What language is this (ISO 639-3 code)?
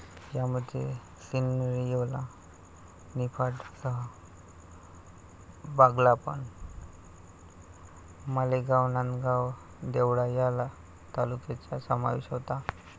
mar